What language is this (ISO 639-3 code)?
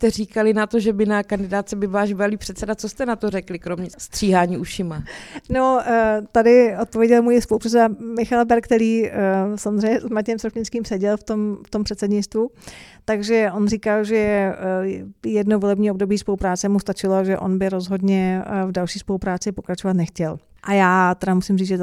ces